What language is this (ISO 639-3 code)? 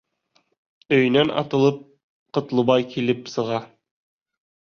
bak